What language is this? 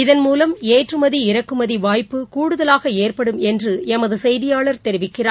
Tamil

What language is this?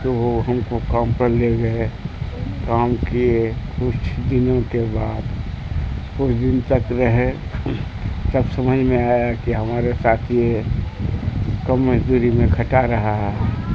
Urdu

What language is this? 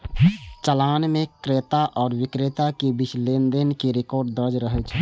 Maithili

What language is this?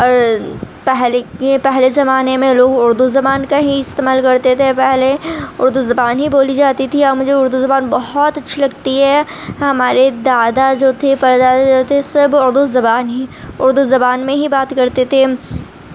Urdu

